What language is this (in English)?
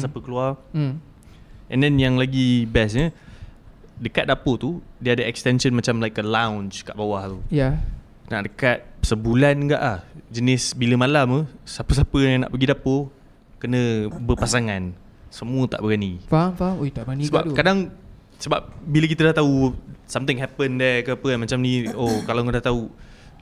Malay